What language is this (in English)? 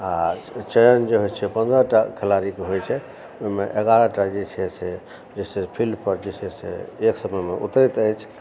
Maithili